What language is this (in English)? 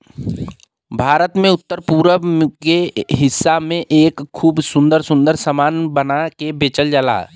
Bhojpuri